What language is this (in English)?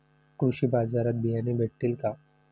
Marathi